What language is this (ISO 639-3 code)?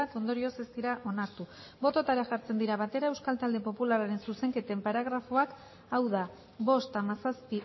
eus